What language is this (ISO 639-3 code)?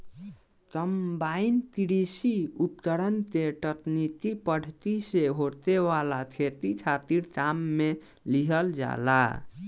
bho